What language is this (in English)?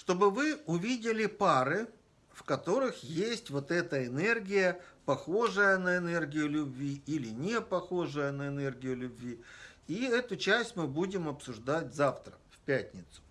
Russian